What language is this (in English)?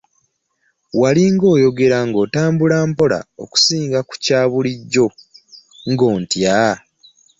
Ganda